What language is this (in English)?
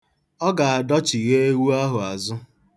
Igbo